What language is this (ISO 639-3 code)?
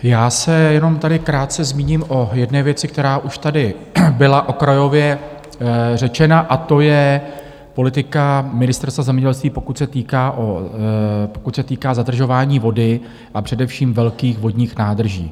ces